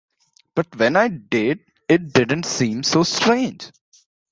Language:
English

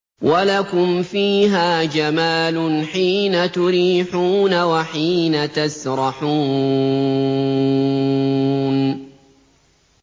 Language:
Arabic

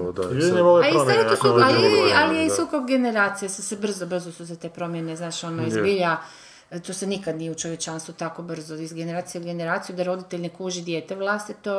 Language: Croatian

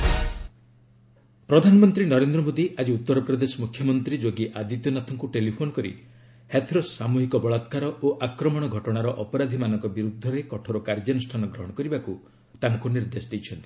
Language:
Odia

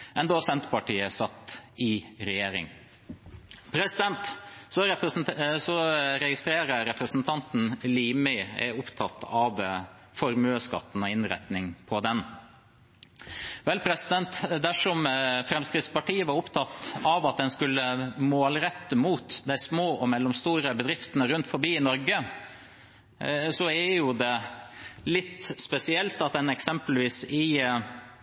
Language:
Norwegian Bokmål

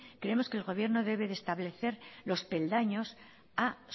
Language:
Spanish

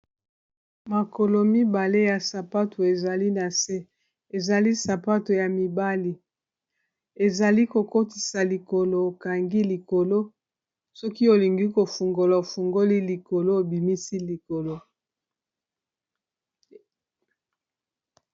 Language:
Lingala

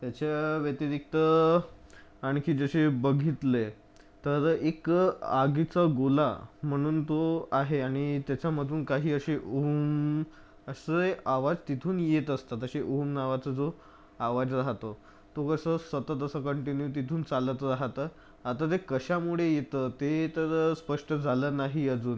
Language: Marathi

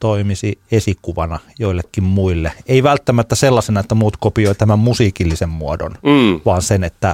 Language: Finnish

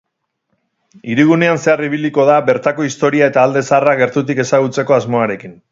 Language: Basque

